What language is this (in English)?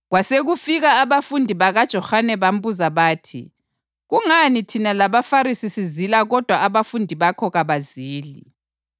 North Ndebele